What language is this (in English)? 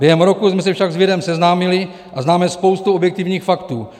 Czech